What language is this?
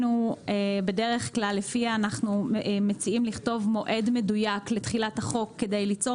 Hebrew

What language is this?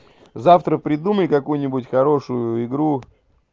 Russian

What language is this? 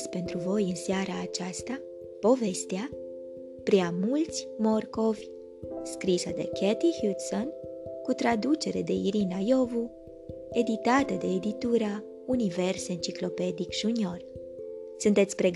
Romanian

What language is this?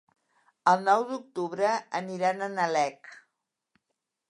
Catalan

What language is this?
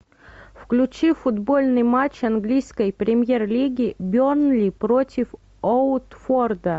Russian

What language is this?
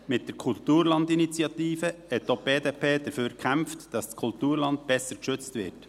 Swiss German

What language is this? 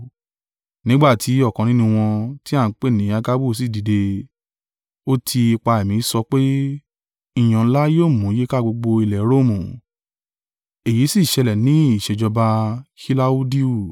Yoruba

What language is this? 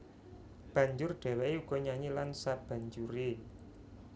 Javanese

